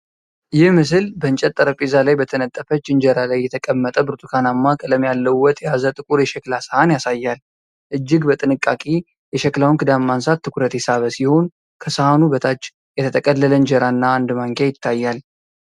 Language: Amharic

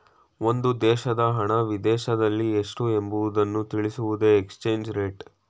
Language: Kannada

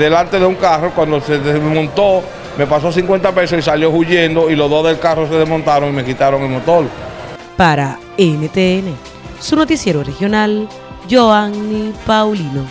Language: Spanish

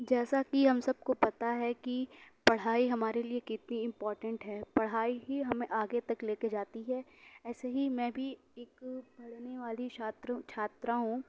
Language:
Urdu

